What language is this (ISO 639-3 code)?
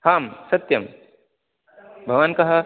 san